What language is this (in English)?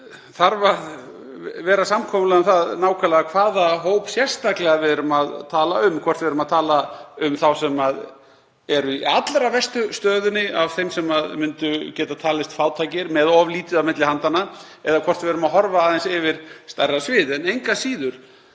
Icelandic